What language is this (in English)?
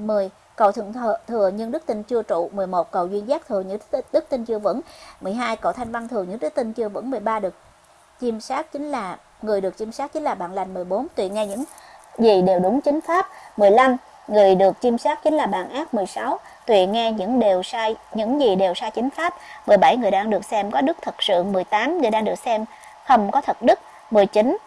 Vietnamese